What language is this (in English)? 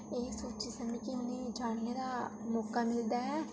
Dogri